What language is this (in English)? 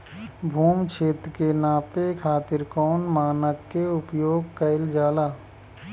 Bhojpuri